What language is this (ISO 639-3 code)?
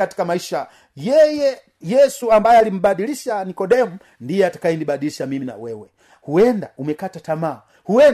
swa